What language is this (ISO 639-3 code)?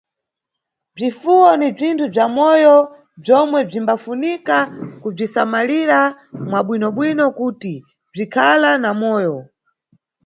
nyu